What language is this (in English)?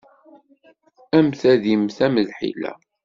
Kabyle